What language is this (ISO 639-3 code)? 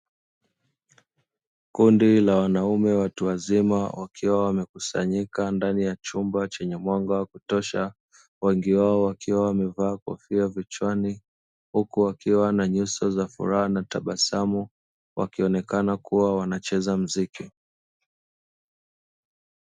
swa